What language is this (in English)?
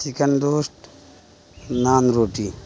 Urdu